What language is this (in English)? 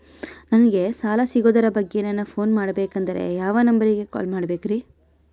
Kannada